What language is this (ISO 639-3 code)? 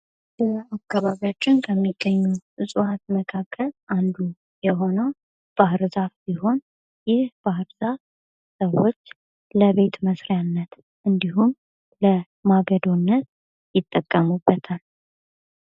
amh